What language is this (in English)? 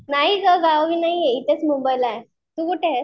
Marathi